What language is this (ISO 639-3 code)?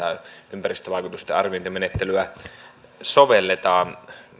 fin